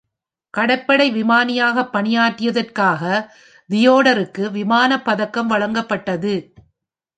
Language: Tamil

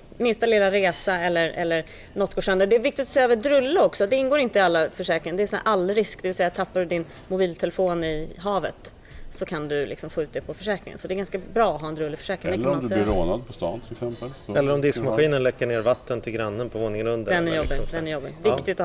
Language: Swedish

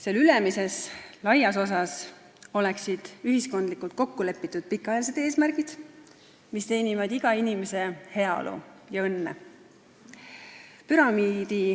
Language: Estonian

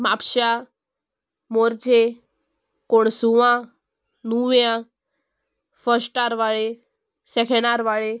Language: Konkani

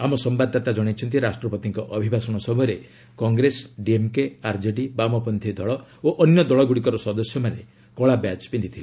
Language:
Odia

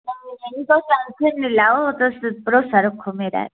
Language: Dogri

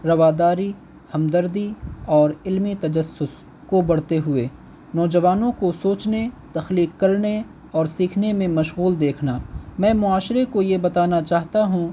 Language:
Urdu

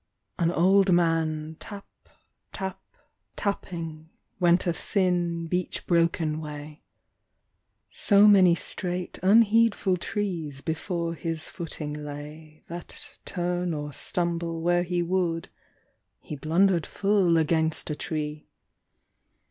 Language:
English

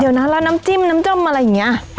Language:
Thai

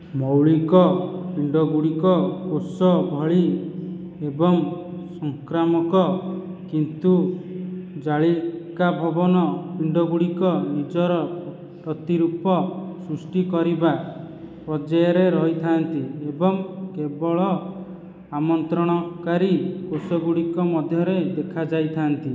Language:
Odia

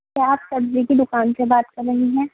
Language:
Urdu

